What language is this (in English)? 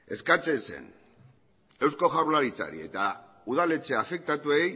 Basque